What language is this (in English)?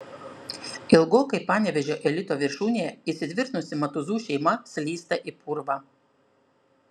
Lithuanian